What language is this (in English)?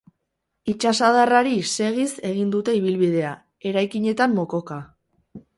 Basque